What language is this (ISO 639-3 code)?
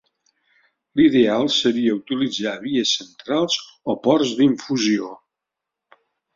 cat